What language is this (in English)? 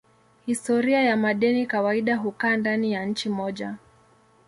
Swahili